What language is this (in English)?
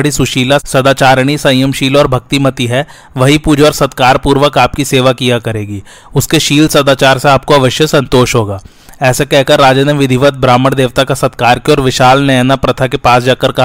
Hindi